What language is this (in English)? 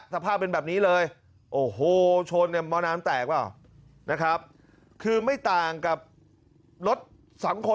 Thai